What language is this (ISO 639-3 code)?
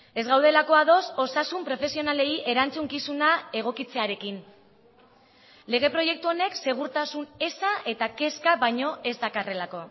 eus